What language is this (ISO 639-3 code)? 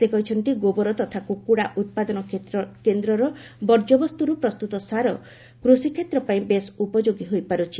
ori